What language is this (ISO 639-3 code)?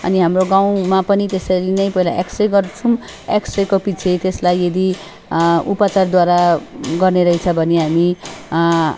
nep